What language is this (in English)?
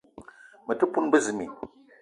Eton (Cameroon)